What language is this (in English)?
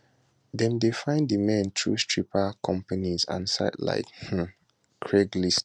Nigerian Pidgin